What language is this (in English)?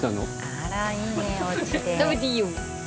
Japanese